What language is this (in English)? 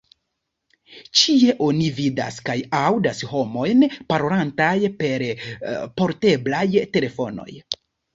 Esperanto